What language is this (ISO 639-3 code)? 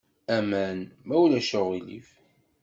kab